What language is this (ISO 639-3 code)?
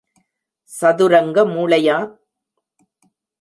tam